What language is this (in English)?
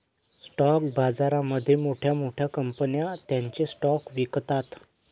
Marathi